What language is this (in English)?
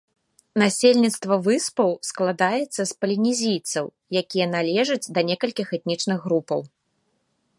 Belarusian